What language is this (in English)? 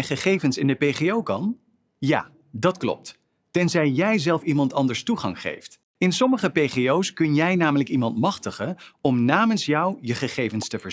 Dutch